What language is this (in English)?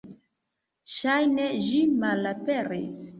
Esperanto